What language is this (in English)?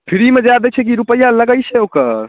Maithili